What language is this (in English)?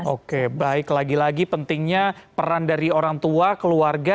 Indonesian